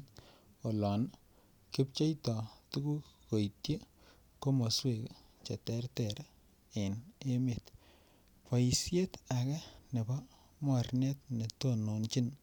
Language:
Kalenjin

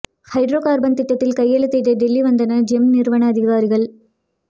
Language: Tamil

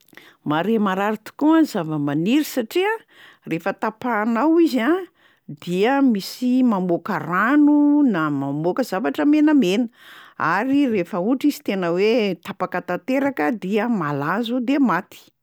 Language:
Malagasy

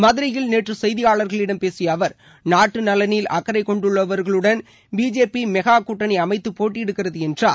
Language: Tamil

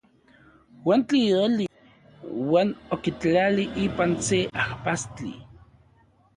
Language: Central Puebla Nahuatl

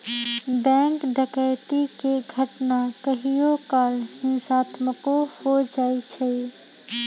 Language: Magahi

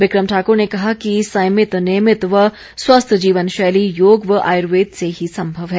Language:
Hindi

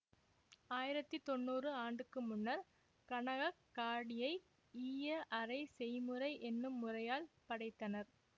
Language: Tamil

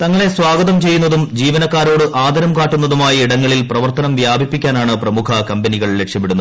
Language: Malayalam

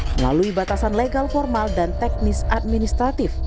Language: Indonesian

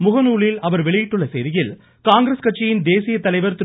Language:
Tamil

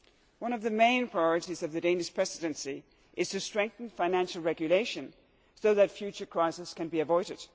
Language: English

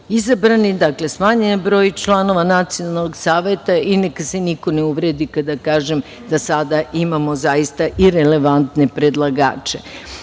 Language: Serbian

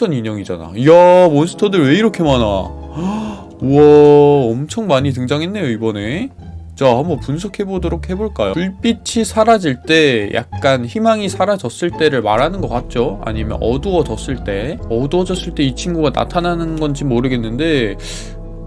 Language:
Korean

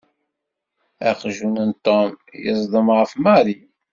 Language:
Kabyle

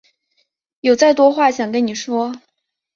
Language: Chinese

